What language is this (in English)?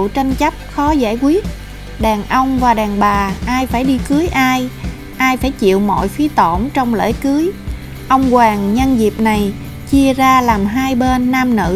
Vietnamese